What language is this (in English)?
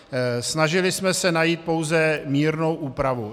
Czech